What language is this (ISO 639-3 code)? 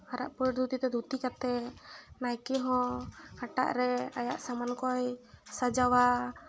sat